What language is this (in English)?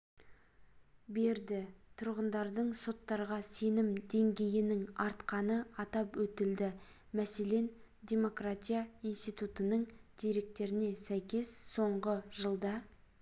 Kazakh